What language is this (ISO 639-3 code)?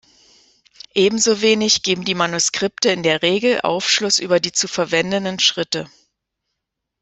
deu